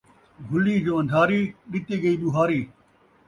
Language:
Saraiki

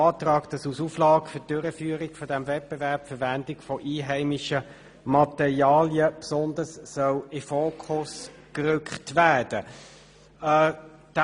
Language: Swiss German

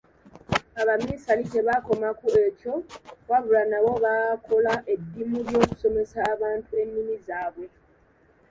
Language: Ganda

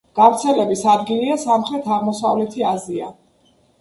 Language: Georgian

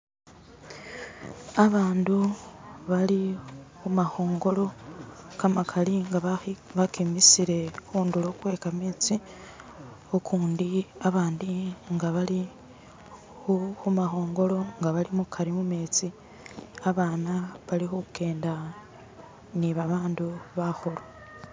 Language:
Masaaba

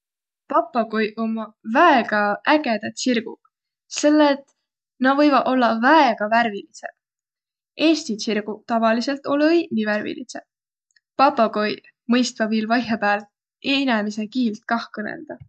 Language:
Võro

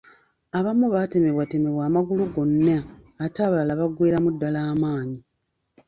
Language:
Ganda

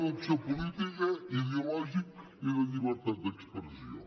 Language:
Catalan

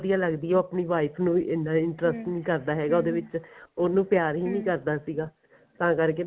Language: Punjabi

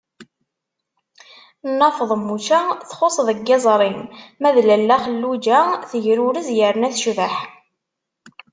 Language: Kabyle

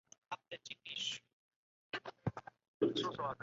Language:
Chinese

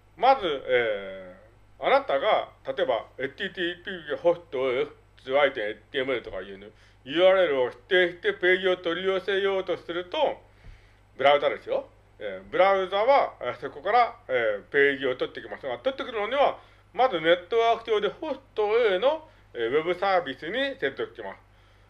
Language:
Japanese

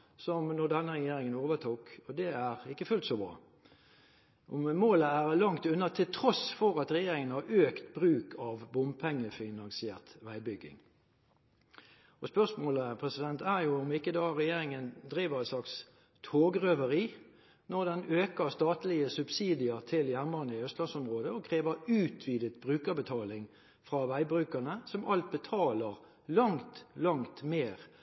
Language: Norwegian Bokmål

